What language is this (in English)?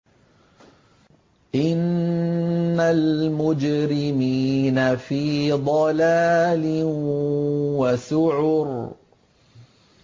Arabic